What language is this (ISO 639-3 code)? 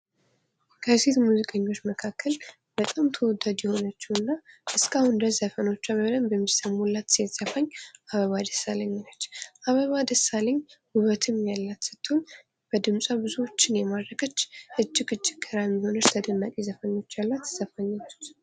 amh